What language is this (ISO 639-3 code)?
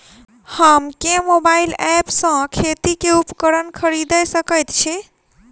mai